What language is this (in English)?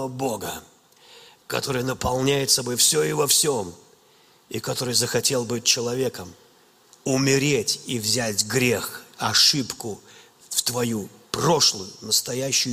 Russian